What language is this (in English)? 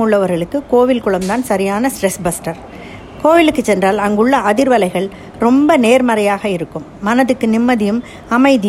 Tamil